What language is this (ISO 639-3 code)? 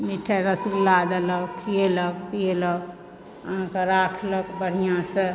mai